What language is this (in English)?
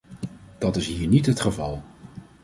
Dutch